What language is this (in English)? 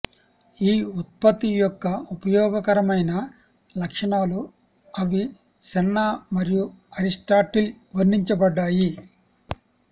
Telugu